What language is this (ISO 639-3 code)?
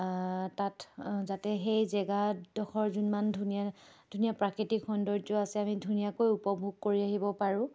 asm